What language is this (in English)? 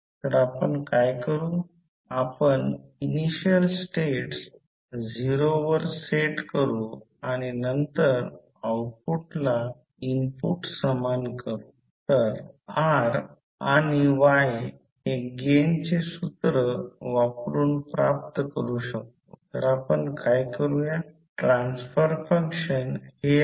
Marathi